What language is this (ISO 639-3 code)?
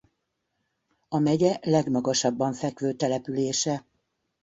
hun